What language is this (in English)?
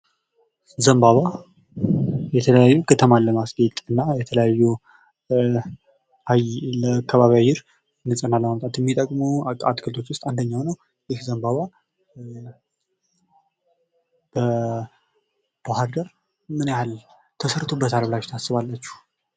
Amharic